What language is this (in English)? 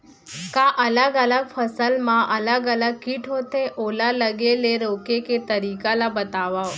Chhattisgarhi